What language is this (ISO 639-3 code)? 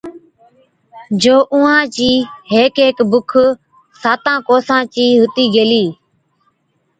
odk